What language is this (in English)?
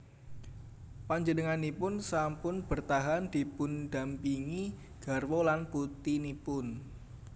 Javanese